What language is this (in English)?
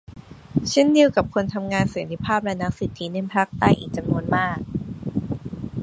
Thai